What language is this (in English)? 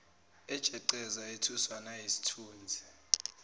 Zulu